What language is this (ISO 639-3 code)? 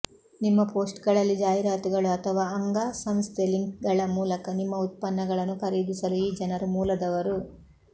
kan